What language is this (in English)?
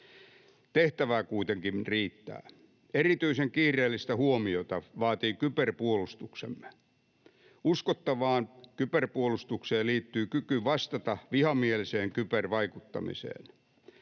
Finnish